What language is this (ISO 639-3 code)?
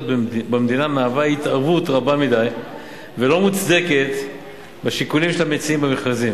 heb